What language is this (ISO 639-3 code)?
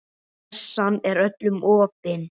isl